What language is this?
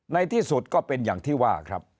Thai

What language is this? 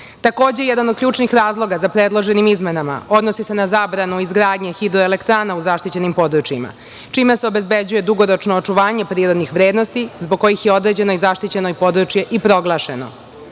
Serbian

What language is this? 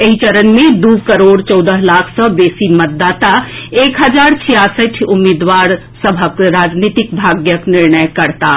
Maithili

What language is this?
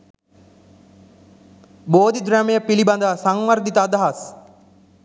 Sinhala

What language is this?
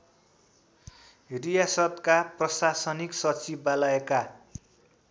Nepali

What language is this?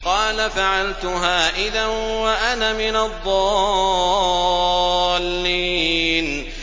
Arabic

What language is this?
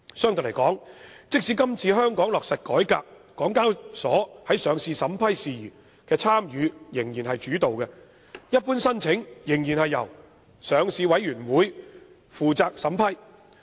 Cantonese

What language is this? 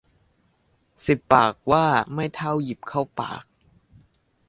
Thai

